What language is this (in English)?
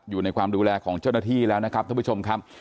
Thai